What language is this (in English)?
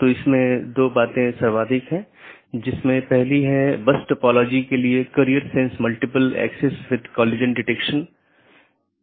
Hindi